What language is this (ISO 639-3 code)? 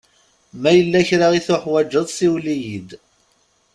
kab